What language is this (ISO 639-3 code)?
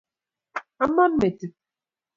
kln